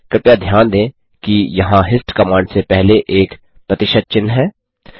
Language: Hindi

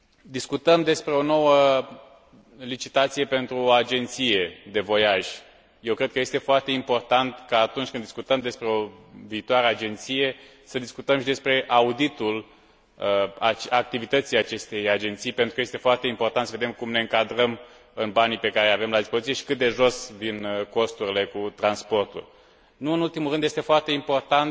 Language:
Romanian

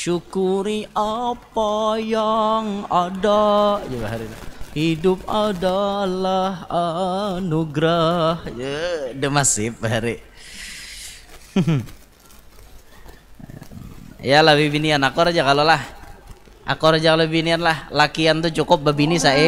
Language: Indonesian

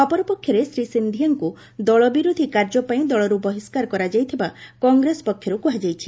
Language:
Odia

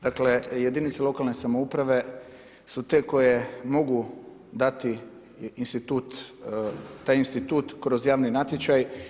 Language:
Croatian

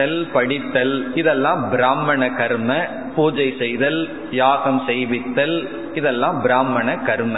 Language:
Tamil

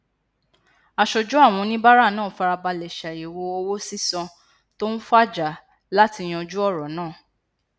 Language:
Yoruba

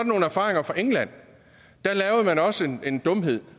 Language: Danish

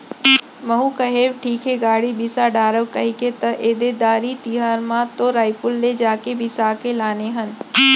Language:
Chhattisgarhi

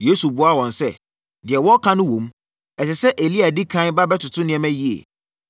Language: Akan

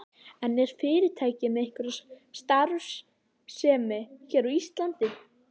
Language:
Icelandic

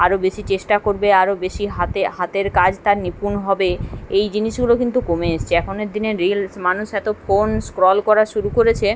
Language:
Bangla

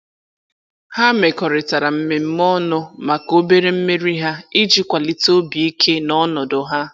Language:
Igbo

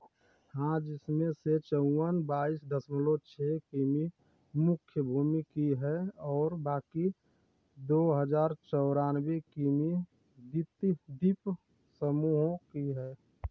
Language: Hindi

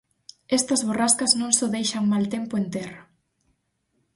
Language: Galician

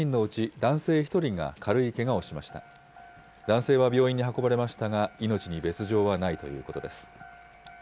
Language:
Japanese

